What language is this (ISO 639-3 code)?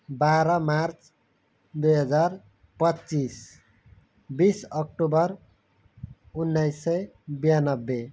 nep